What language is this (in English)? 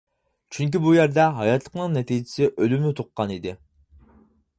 Uyghur